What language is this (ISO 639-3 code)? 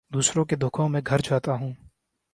urd